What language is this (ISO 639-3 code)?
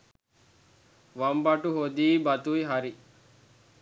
sin